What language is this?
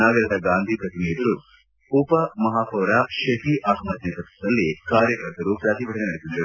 Kannada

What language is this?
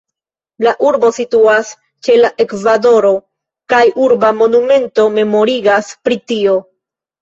Esperanto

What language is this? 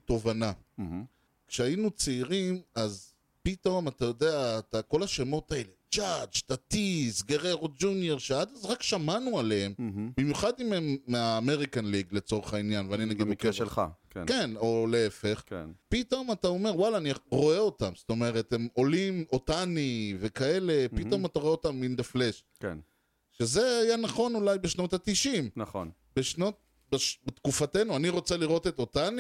Hebrew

